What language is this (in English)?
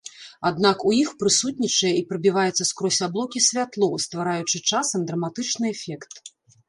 Belarusian